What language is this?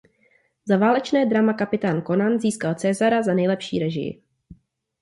Czech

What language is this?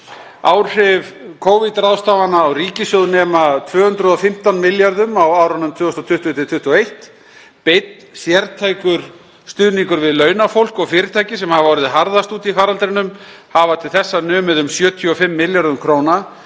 Icelandic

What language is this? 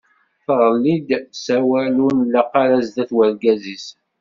Kabyle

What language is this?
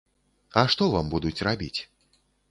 Belarusian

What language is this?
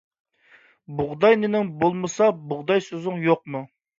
Uyghur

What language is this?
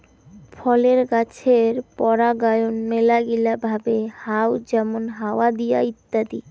Bangla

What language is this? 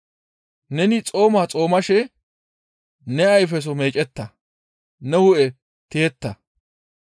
Gamo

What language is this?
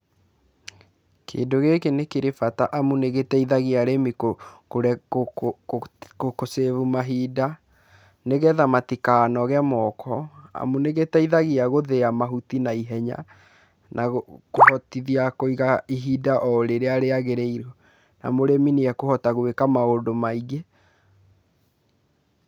Kikuyu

